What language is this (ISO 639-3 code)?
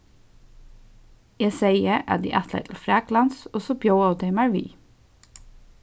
fao